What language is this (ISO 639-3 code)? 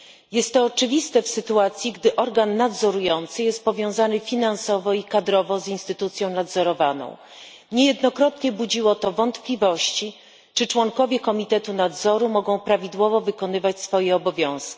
pol